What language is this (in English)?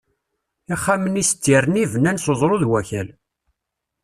Kabyle